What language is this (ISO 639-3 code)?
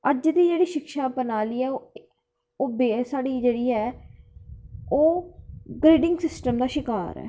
doi